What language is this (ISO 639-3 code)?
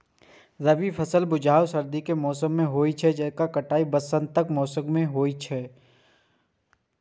mai